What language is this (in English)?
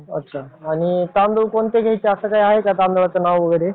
Marathi